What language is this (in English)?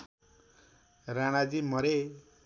Nepali